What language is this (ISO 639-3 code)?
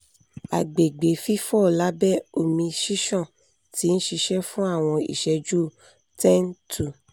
yor